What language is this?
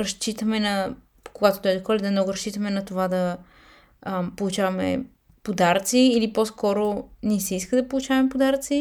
Bulgarian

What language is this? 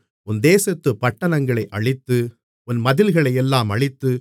Tamil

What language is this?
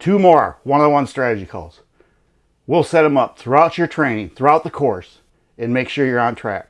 English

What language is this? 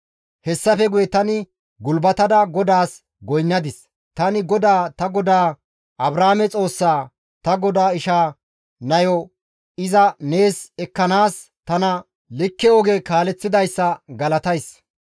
Gamo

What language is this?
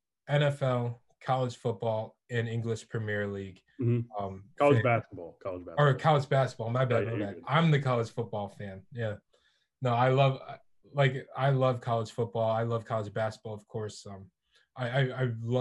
English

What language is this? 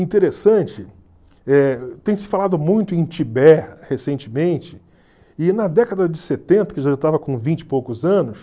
Portuguese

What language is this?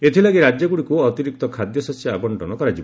Odia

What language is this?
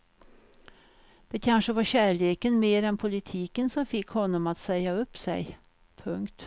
Swedish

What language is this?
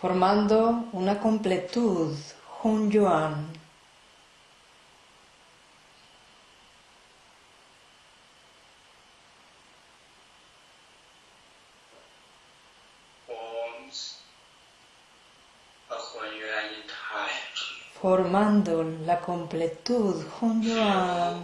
Spanish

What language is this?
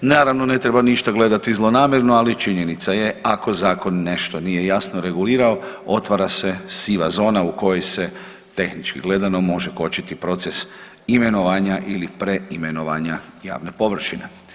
Croatian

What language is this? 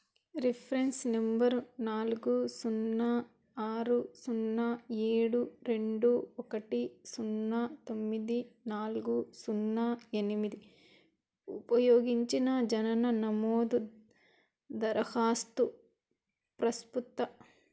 Telugu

